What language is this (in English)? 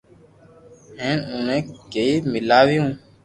Loarki